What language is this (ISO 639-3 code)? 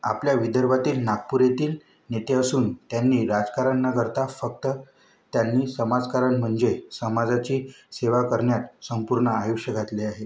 mar